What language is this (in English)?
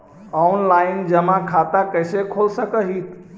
Magahi